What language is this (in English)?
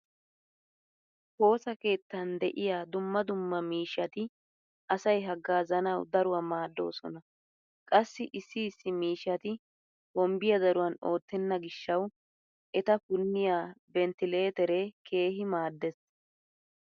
Wolaytta